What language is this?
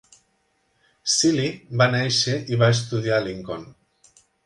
Catalan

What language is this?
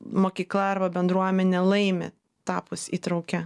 Lithuanian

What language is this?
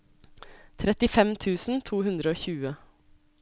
Norwegian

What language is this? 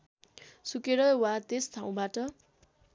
Nepali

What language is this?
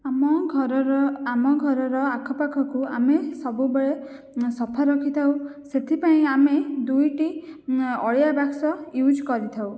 Odia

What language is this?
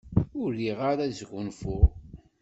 Kabyle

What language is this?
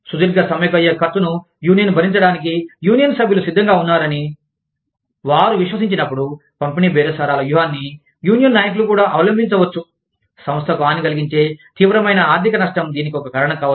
Telugu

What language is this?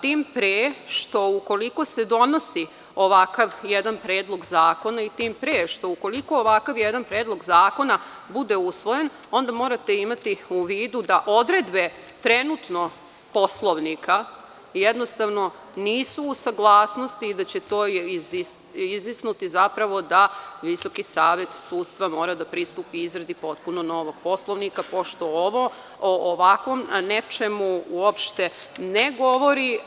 Serbian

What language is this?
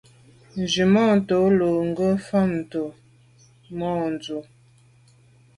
Medumba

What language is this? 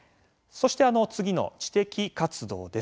Japanese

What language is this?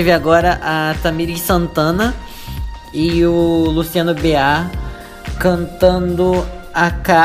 Portuguese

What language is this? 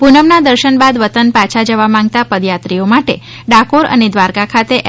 Gujarati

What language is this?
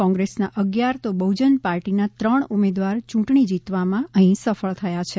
Gujarati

